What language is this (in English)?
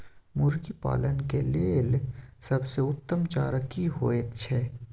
Maithili